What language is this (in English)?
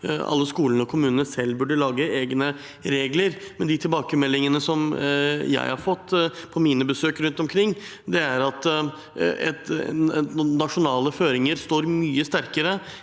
Norwegian